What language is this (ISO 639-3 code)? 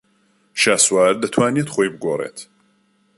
ckb